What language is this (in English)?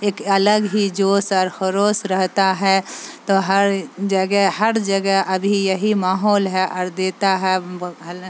Urdu